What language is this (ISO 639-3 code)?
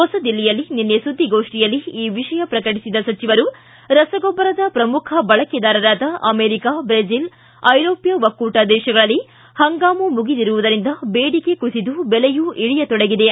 kan